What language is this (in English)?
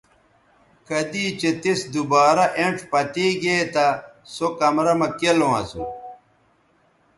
Bateri